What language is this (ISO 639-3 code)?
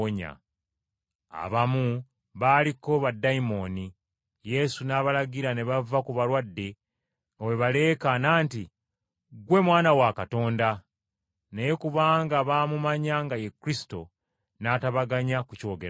lug